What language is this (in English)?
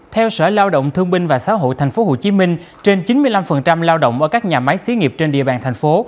Vietnamese